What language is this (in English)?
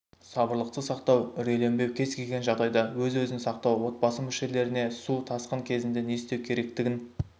Kazakh